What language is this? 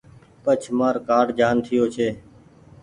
Goaria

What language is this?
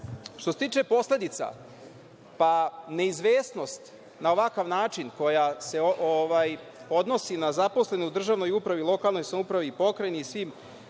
Serbian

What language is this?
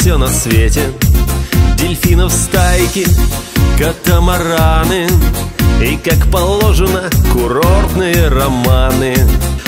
Russian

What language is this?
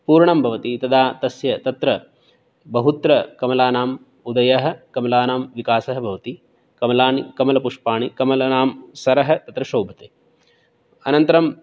Sanskrit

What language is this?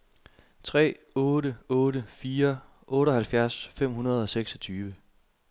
Danish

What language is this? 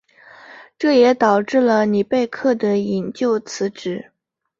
Chinese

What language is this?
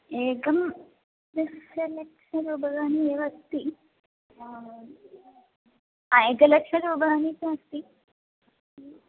Sanskrit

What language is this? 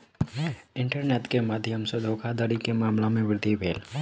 Maithili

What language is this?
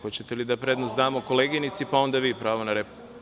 Serbian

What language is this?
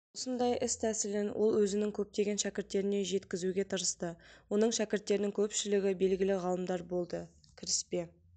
Kazakh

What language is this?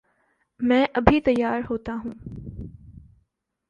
Urdu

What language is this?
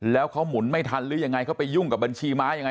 Thai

